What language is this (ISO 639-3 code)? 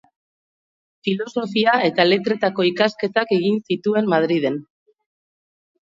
eus